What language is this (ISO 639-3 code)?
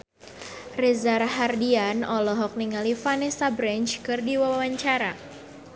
sun